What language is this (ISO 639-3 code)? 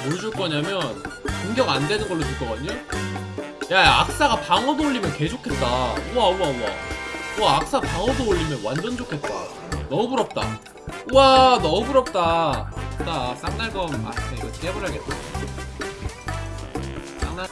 kor